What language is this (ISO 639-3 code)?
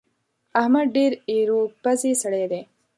pus